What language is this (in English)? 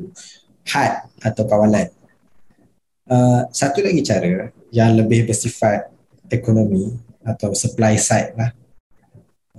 Malay